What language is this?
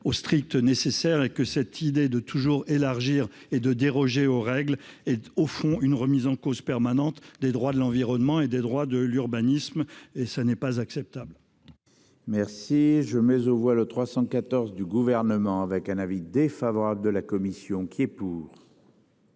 French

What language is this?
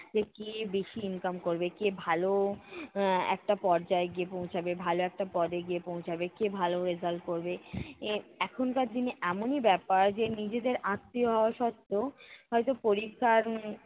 Bangla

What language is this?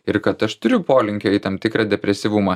Lithuanian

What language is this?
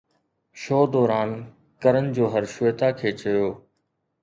Sindhi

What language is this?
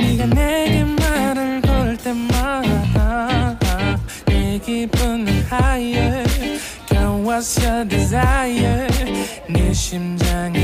English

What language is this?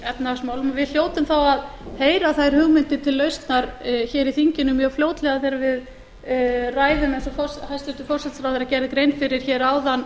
Icelandic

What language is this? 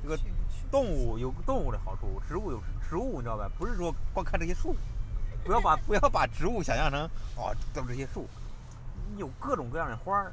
Chinese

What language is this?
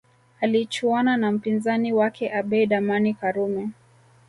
Swahili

